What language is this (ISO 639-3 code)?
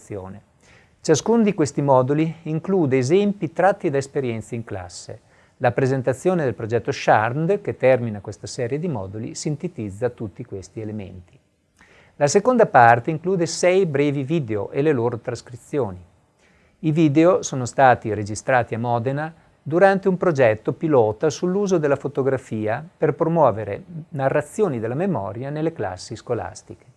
ita